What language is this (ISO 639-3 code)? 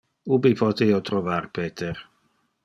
ina